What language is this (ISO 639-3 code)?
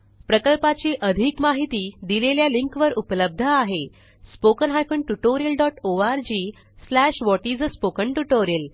mar